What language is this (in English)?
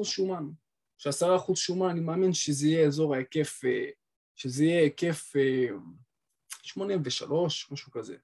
Hebrew